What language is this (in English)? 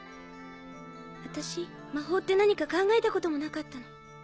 Japanese